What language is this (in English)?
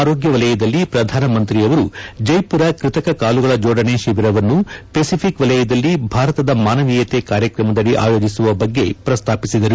Kannada